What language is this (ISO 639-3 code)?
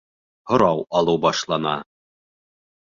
bak